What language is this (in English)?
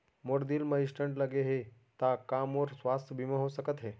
Chhattisgarhi